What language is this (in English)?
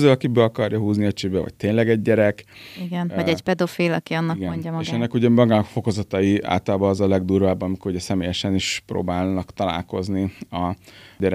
Hungarian